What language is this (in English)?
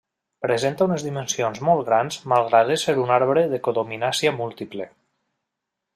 Catalan